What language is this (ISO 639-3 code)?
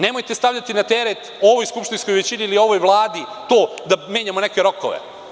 srp